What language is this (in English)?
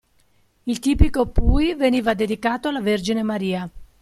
Italian